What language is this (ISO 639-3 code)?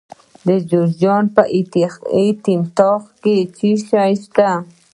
pus